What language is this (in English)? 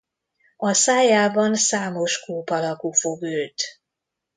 Hungarian